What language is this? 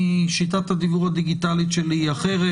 Hebrew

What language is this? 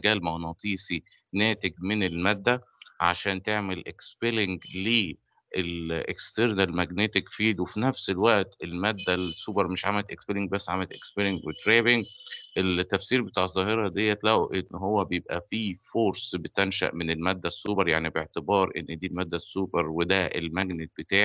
Arabic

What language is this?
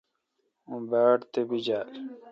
Kalkoti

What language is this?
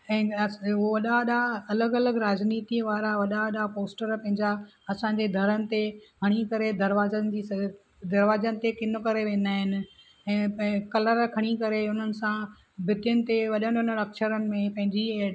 Sindhi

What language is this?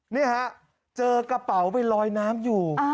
Thai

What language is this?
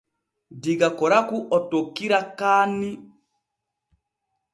Borgu Fulfulde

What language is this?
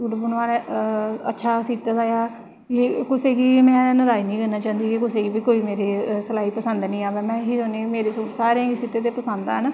Dogri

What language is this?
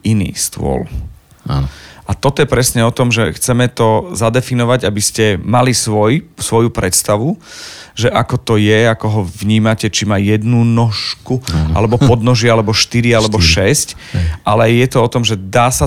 Slovak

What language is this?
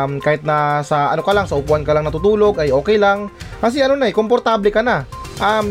Filipino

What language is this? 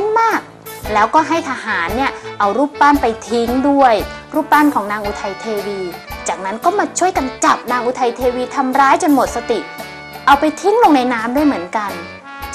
Thai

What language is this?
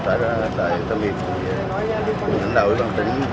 Vietnamese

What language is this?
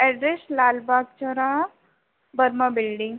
Hindi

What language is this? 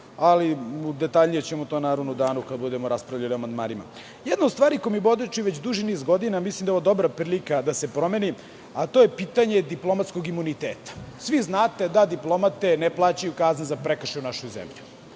Serbian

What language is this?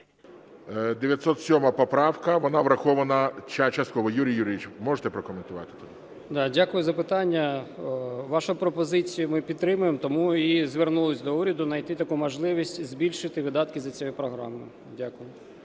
Ukrainian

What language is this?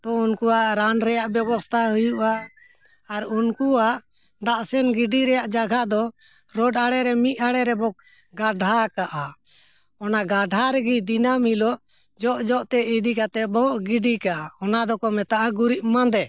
Santali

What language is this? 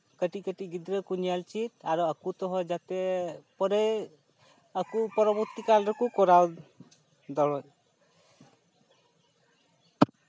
Santali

